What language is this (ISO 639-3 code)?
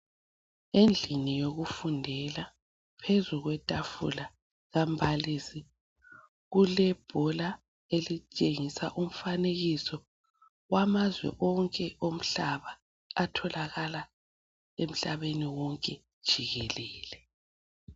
nde